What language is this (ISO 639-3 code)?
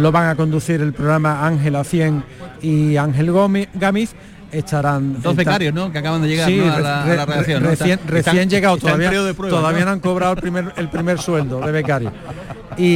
spa